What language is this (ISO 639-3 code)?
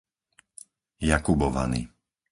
slk